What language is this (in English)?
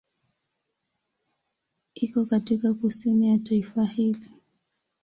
Swahili